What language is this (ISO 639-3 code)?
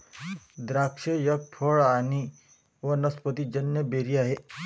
mar